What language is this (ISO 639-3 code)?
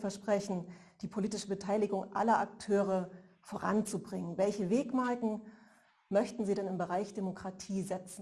deu